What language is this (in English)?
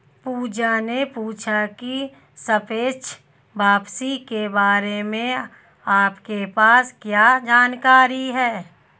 Hindi